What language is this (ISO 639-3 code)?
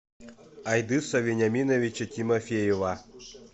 rus